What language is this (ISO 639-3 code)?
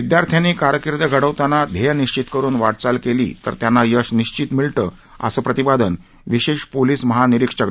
mar